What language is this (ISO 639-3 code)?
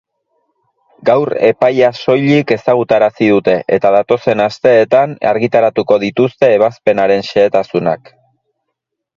eus